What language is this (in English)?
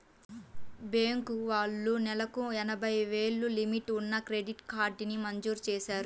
Telugu